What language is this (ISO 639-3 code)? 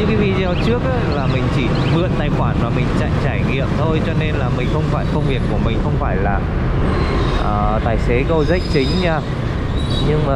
vie